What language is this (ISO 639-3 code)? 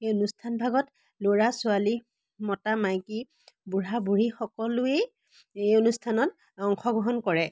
asm